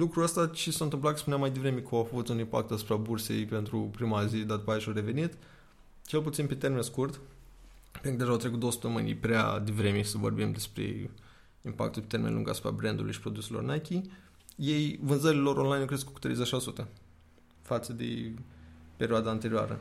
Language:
Romanian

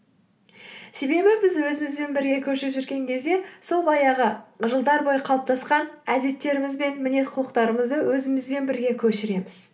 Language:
Kazakh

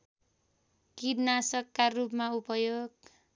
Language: Nepali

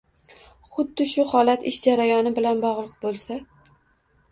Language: Uzbek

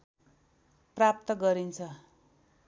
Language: Nepali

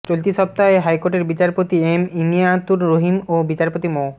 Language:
Bangla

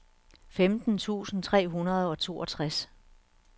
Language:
Danish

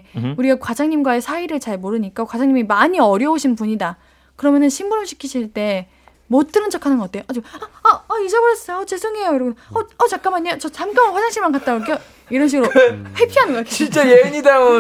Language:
Korean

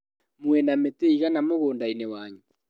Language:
Kikuyu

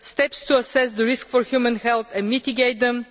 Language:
English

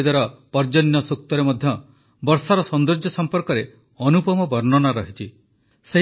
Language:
Odia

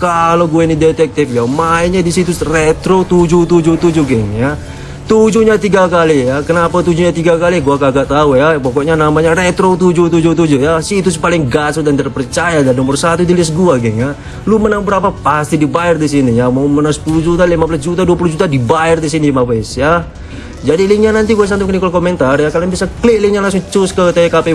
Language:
Indonesian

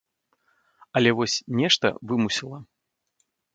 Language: Belarusian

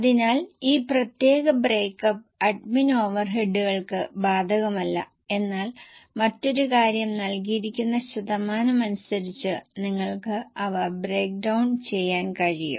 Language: Malayalam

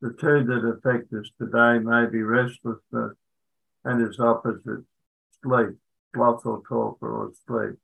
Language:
English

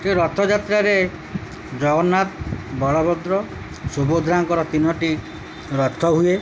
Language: Odia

